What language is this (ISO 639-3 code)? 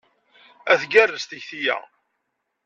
kab